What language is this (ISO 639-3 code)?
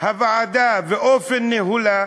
heb